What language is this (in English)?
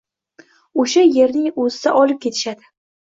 Uzbek